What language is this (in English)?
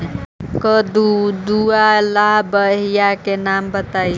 Magahi